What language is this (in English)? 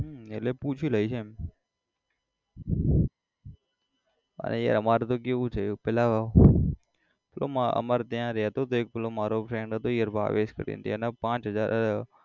Gujarati